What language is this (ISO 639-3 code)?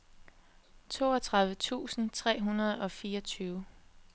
dan